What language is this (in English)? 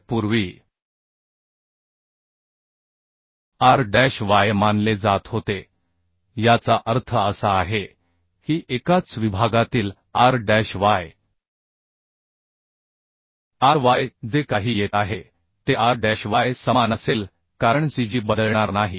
Marathi